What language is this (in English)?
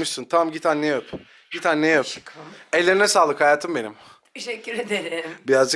Turkish